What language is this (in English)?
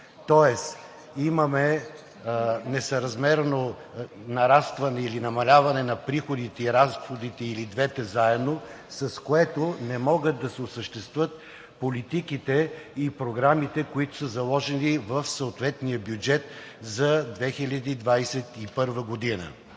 Bulgarian